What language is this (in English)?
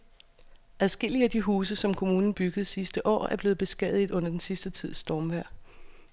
Danish